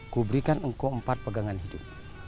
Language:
Indonesian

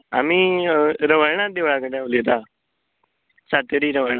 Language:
Konkani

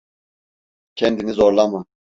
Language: Turkish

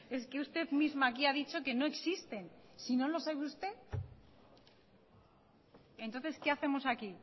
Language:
Spanish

